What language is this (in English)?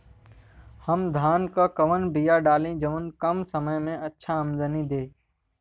Bhojpuri